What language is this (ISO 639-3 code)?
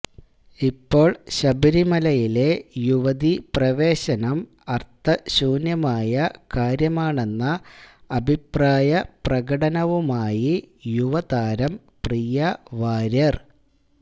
mal